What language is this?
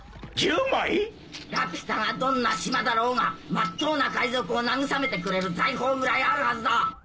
Japanese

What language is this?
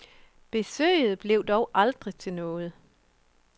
Danish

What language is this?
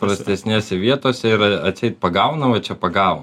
Lithuanian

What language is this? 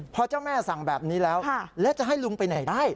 Thai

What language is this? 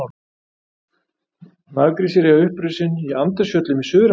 Icelandic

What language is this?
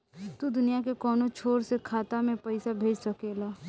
Bhojpuri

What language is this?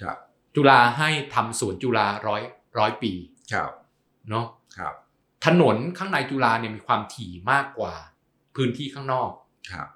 Thai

